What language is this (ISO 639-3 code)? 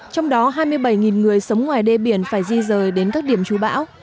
vie